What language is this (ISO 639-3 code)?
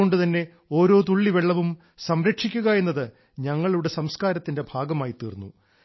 mal